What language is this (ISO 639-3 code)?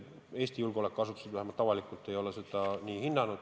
est